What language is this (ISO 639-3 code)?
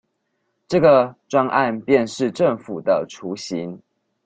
zho